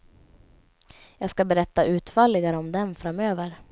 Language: Swedish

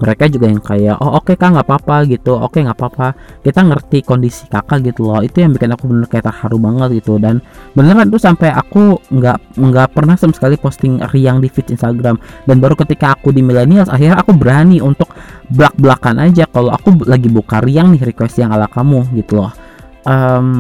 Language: Indonesian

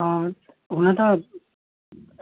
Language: Nepali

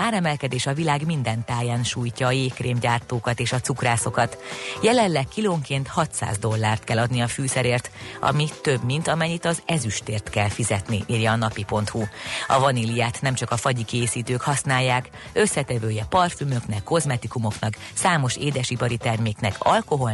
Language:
Hungarian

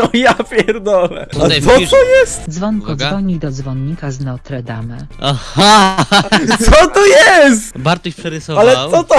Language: Polish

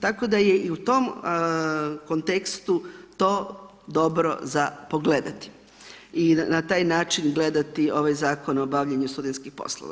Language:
Croatian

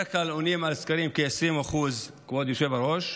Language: Hebrew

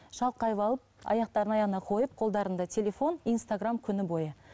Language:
Kazakh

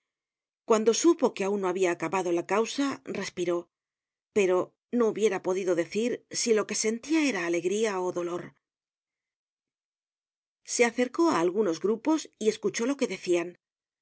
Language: Spanish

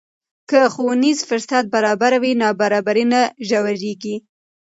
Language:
Pashto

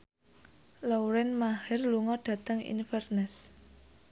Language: Javanese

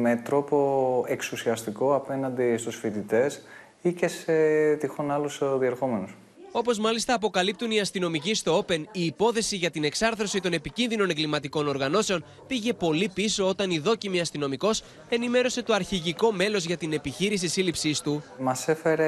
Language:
Greek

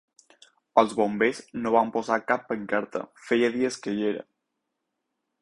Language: Catalan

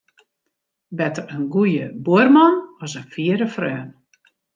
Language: Western Frisian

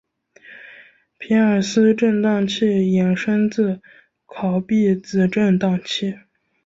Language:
Chinese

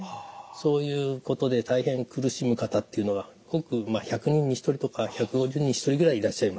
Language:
Japanese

